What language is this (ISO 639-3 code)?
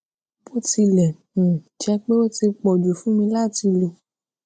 yor